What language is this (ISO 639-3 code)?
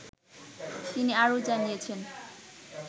ben